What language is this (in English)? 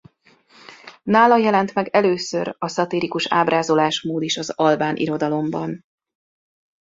Hungarian